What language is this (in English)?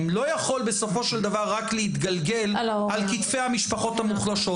Hebrew